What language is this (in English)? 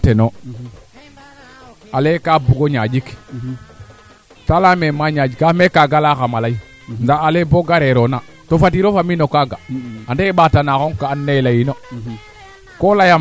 Serer